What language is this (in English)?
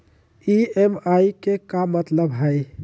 Magahi